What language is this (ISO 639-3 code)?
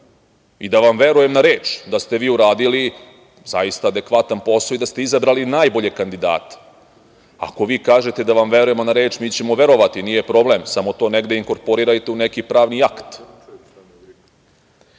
srp